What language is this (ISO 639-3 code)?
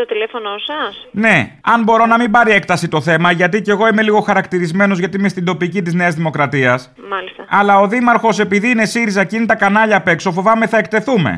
ell